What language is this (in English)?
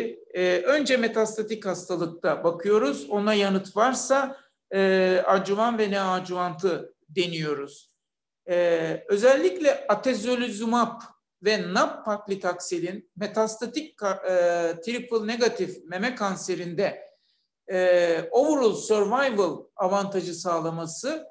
Turkish